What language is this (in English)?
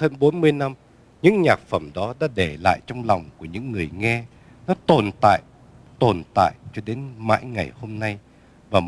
Vietnamese